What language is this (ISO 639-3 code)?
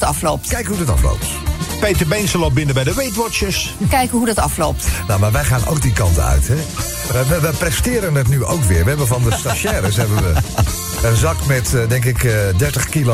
nld